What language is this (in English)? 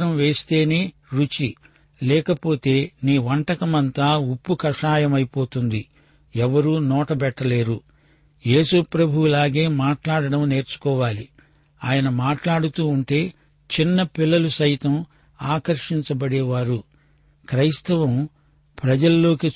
Telugu